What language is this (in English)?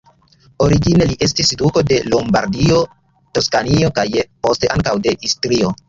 Esperanto